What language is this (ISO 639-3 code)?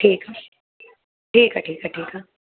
snd